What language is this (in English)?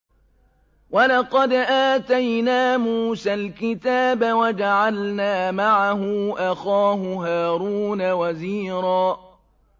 Arabic